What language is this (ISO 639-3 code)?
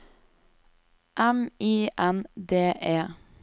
nor